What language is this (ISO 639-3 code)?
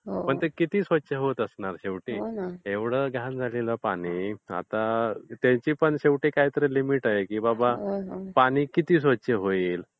mar